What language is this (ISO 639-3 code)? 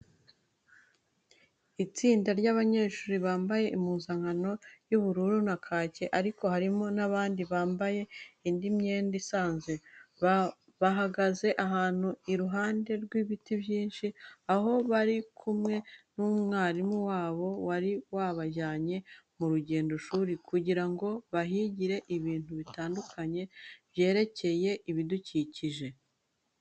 kin